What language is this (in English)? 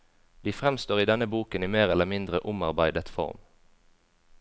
Norwegian